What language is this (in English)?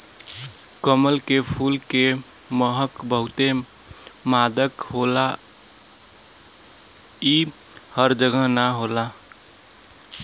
Bhojpuri